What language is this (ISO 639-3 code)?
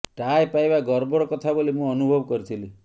ori